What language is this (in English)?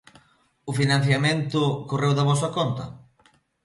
Galician